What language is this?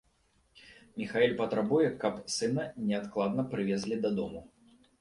Belarusian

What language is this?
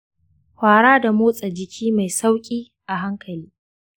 Hausa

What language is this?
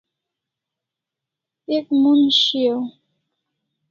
Kalasha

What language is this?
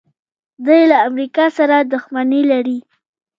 Pashto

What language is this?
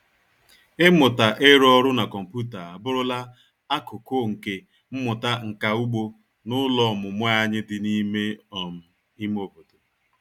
Igbo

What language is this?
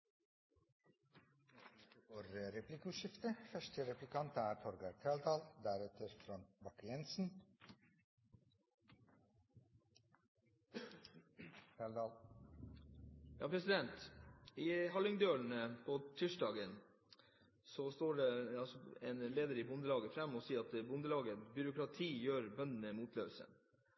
Norwegian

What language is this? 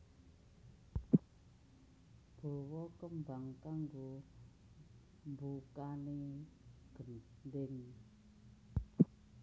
Javanese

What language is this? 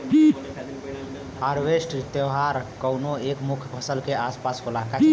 Bhojpuri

